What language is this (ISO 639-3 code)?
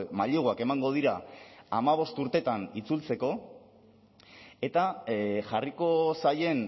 eus